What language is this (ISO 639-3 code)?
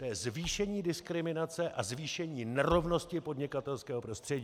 ces